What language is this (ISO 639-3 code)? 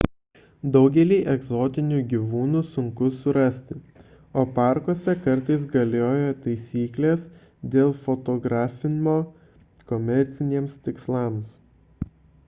lit